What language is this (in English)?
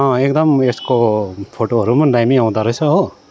Nepali